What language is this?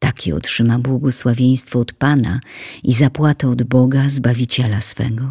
Polish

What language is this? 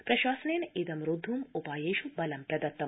Sanskrit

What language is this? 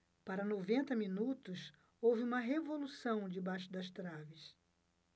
Portuguese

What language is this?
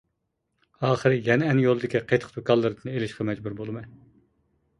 Uyghur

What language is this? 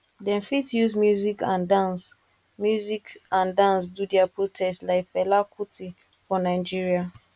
Nigerian Pidgin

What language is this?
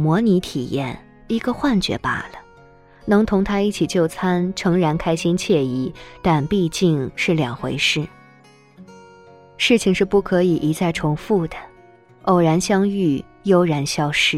Chinese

